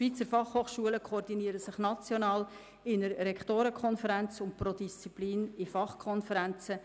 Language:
Swiss German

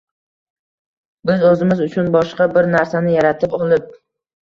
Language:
Uzbek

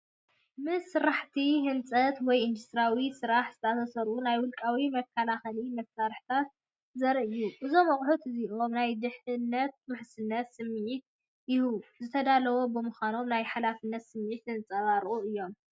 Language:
Tigrinya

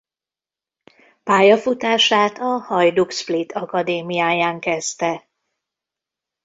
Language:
Hungarian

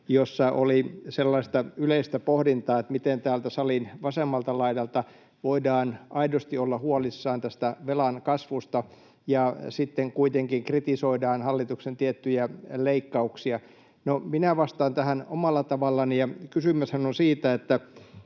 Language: Finnish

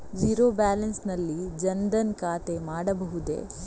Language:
Kannada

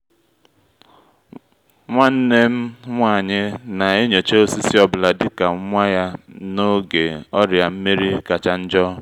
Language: Igbo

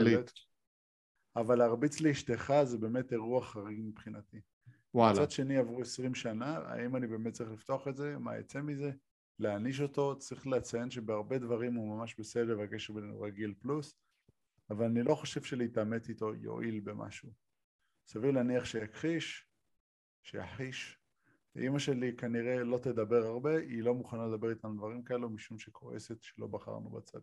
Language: Hebrew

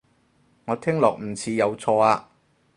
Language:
Cantonese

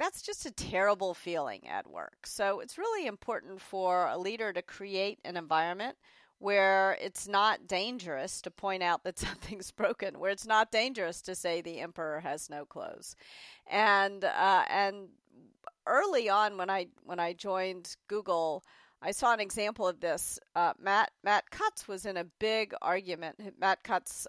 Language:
English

